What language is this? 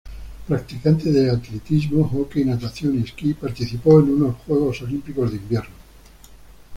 Spanish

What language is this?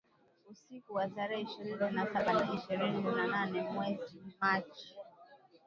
Swahili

